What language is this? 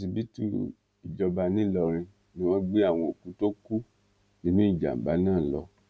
Yoruba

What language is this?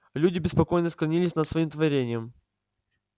Russian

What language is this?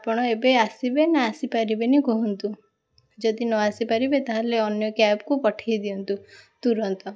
Odia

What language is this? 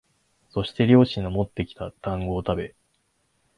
Japanese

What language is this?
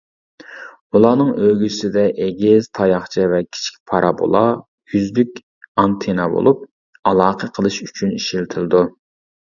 Uyghur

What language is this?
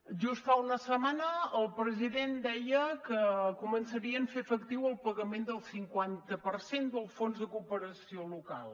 Catalan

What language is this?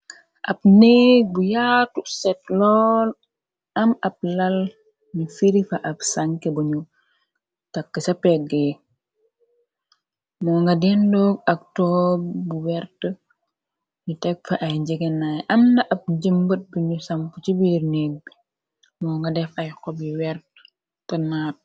Wolof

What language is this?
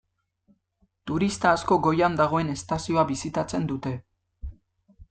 Basque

